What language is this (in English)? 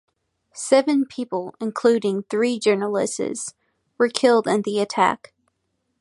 English